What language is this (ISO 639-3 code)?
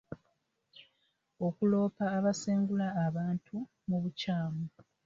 lug